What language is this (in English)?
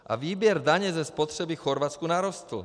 Czech